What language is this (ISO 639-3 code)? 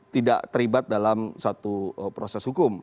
ind